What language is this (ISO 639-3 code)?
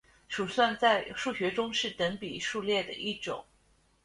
zho